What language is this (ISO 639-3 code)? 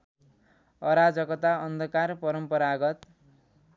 nep